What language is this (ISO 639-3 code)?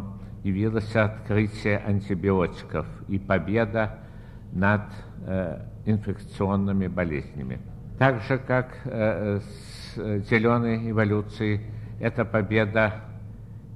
rus